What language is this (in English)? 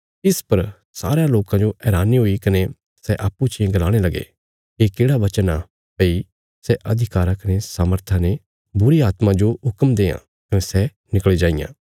Bilaspuri